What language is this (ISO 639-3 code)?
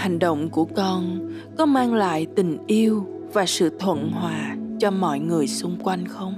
vie